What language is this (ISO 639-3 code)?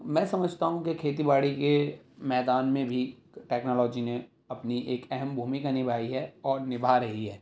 urd